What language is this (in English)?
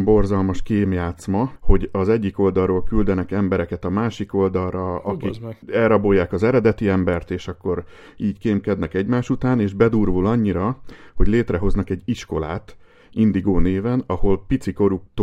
Hungarian